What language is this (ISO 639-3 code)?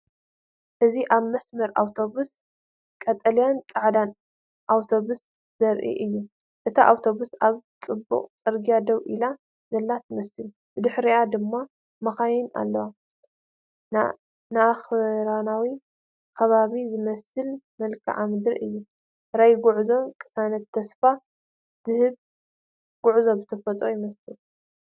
tir